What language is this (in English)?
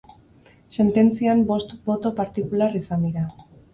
Basque